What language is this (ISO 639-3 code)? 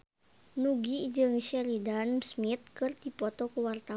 sun